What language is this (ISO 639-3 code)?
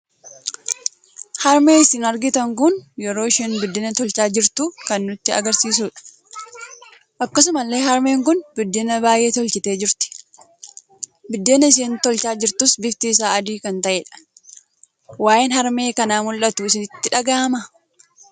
orm